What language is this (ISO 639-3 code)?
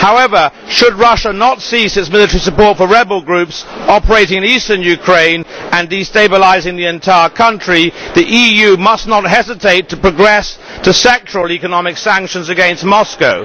eng